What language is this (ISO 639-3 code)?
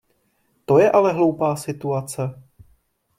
ces